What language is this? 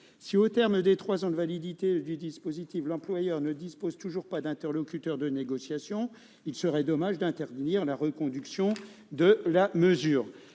French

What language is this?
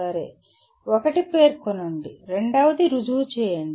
Telugu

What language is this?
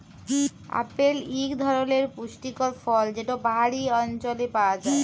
Bangla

